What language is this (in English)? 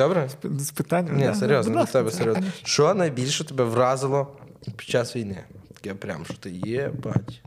Ukrainian